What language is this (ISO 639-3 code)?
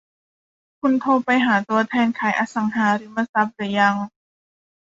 tha